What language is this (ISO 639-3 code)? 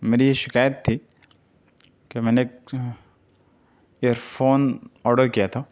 urd